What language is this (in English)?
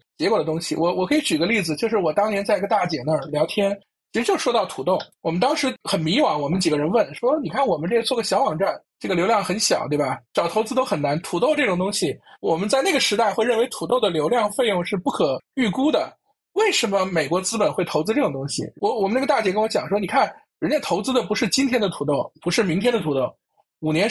Chinese